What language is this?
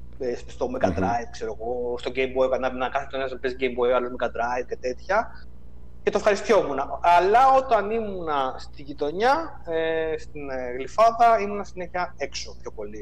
Greek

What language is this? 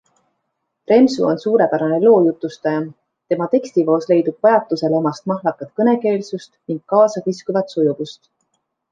Estonian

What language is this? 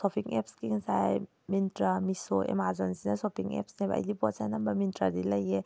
Manipuri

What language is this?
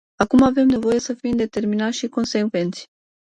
Romanian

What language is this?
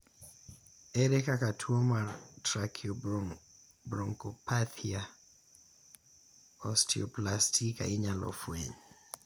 Luo (Kenya and Tanzania)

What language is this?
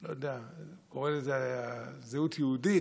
Hebrew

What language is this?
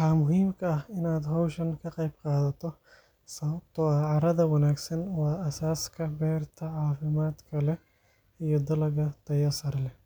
Somali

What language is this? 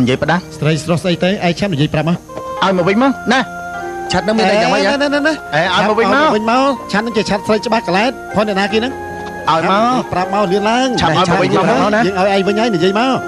Thai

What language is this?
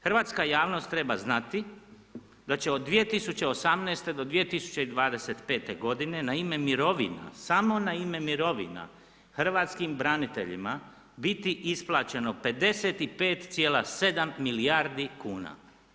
Croatian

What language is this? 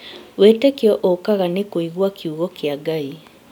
Kikuyu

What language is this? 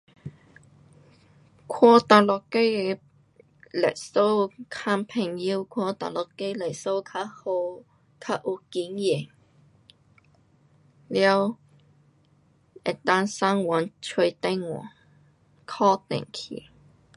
Pu-Xian Chinese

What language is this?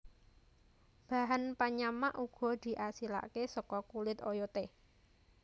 Javanese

